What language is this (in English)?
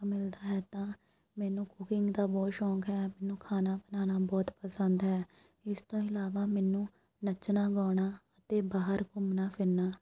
Punjabi